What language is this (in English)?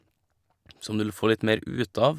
Norwegian